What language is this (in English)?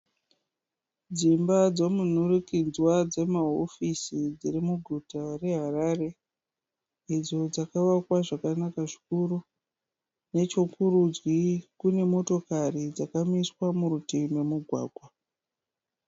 Shona